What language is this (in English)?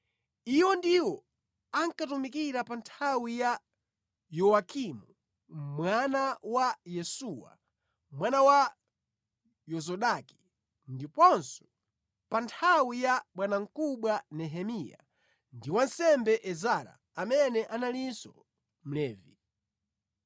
Nyanja